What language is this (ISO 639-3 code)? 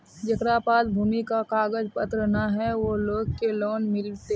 mag